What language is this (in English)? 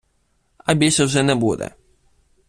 Ukrainian